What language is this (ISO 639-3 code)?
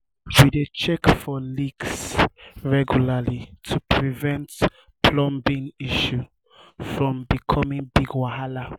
pcm